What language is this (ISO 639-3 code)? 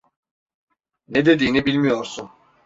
tur